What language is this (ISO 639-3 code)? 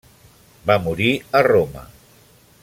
cat